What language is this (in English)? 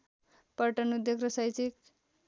Nepali